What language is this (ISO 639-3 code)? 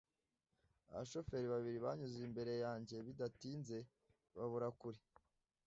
kin